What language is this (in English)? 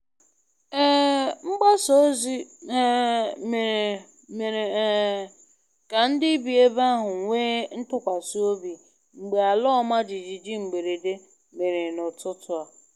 Igbo